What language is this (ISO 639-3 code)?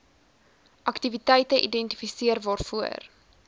afr